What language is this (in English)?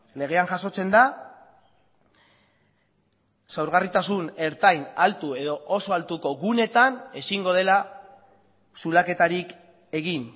Basque